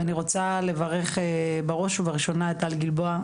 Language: Hebrew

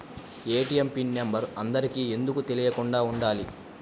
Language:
Telugu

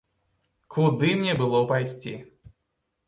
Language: Belarusian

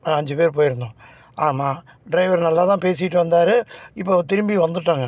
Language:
Tamil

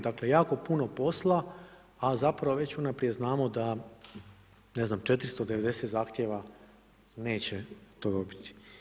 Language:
Croatian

